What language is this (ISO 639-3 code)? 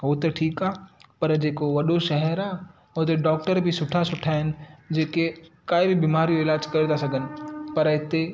snd